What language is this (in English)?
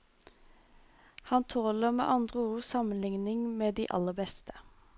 Norwegian